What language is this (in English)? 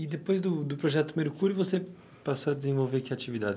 Portuguese